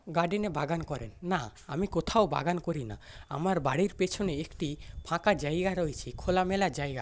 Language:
Bangla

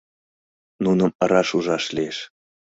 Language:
Mari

